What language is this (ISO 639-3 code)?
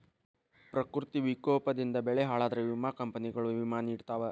kan